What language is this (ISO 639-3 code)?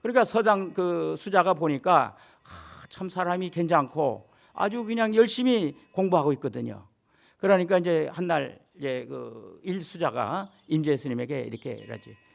kor